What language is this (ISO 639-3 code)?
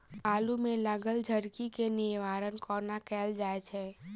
mai